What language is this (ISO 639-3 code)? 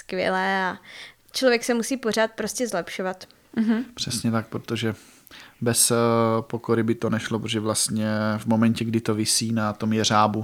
ces